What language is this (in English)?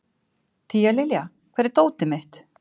Icelandic